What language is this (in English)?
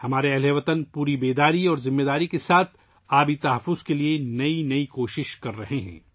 Urdu